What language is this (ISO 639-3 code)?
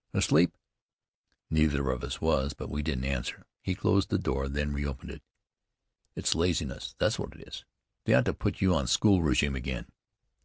eng